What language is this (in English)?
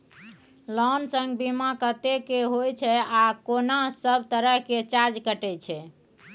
Maithili